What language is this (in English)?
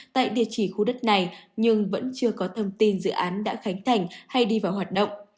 Vietnamese